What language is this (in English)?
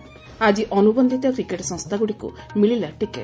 Odia